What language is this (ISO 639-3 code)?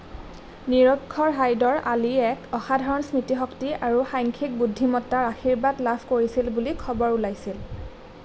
asm